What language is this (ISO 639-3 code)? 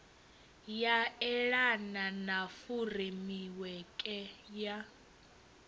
ven